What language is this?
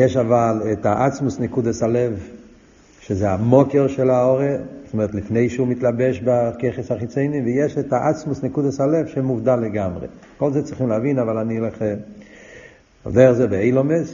Hebrew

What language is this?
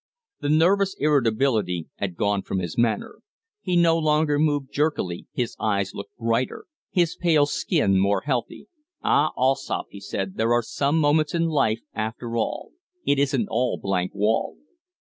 English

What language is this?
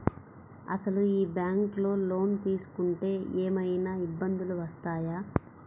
Telugu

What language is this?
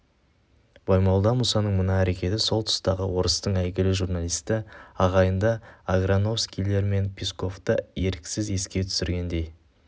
Kazakh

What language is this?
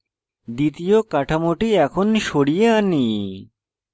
Bangla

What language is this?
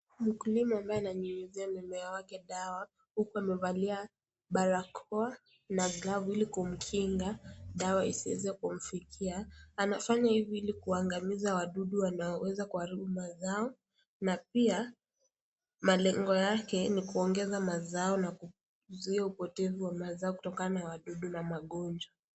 Swahili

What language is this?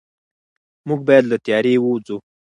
Pashto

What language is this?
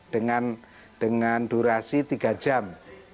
Indonesian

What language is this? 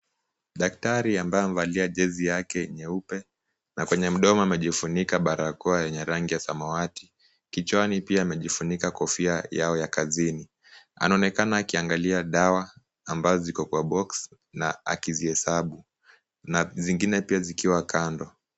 Swahili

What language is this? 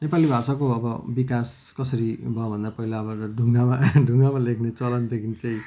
Nepali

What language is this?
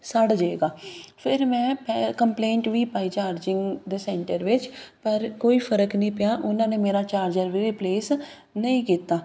Punjabi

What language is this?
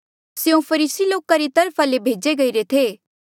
Mandeali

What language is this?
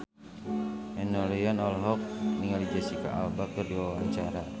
Sundanese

